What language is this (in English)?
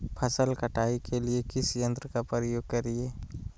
Magahi